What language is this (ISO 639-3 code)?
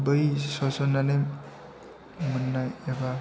brx